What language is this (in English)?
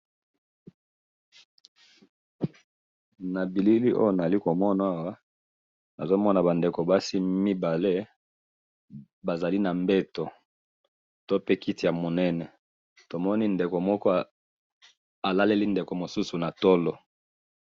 Lingala